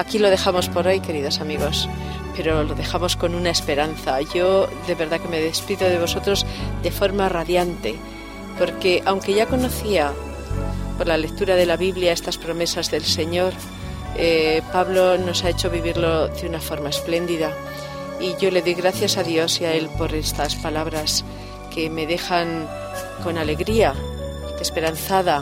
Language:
Spanish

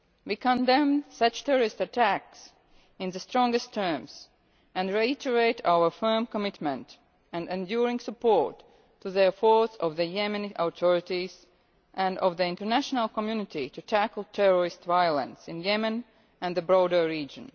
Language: English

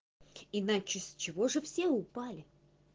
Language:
Russian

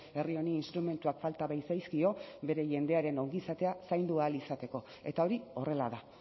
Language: Basque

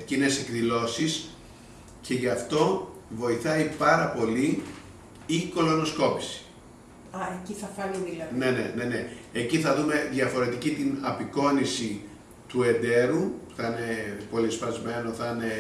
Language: Greek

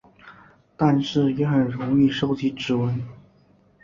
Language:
Chinese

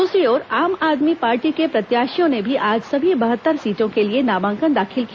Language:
Hindi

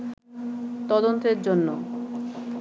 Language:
Bangla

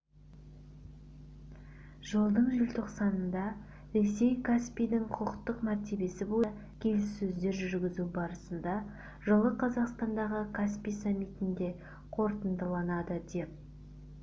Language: Kazakh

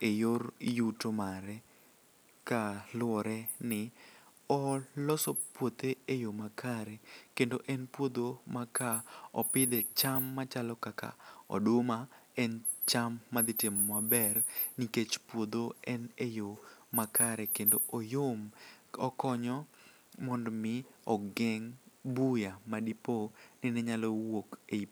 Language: Luo (Kenya and Tanzania)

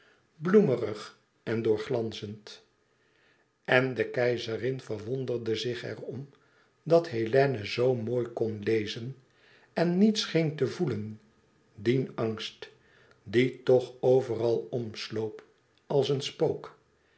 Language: Dutch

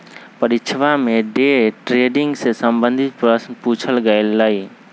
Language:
Magahi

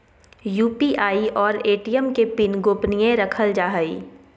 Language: Magahi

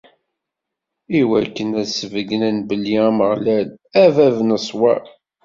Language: Kabyle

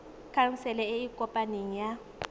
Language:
Tswana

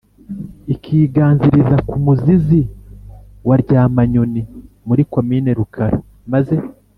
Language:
Kinyarwanda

